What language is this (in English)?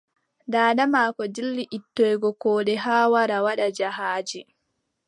Adamawa Fulfulde